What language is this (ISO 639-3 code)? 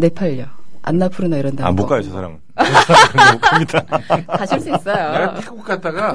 kor